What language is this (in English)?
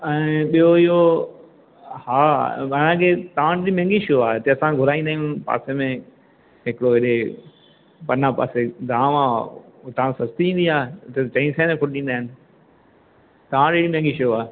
Sindhi